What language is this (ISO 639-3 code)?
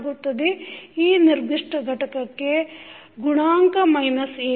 kan